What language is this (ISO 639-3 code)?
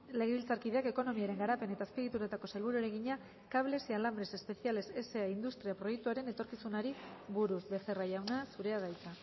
eus